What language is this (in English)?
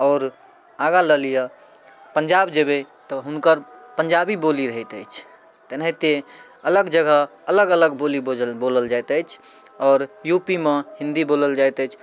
Maithili